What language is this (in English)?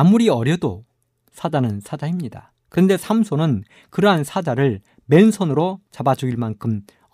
Korean